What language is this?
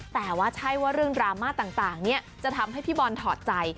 Thai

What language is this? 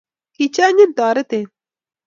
Kalenjin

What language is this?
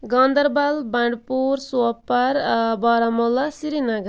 Kashmiri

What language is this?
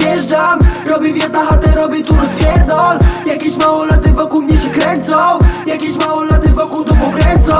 Polish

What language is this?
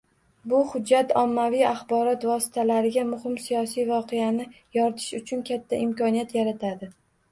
Uzbek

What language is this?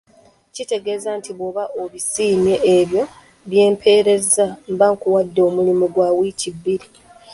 Ganda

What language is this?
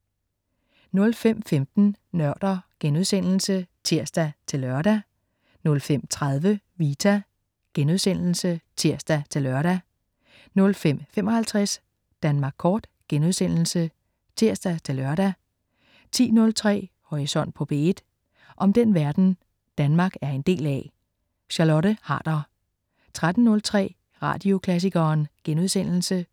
Danish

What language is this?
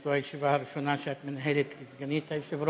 Hebrew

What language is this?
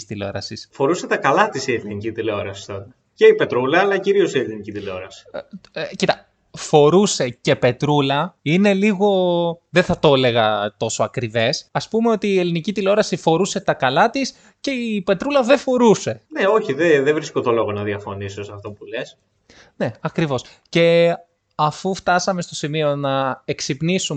Greek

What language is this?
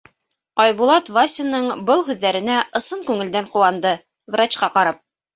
Bashkir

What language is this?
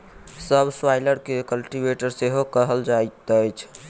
Maithili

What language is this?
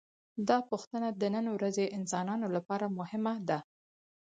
Pashto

